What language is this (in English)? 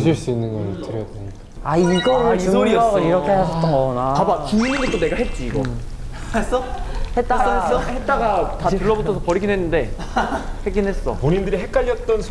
Korean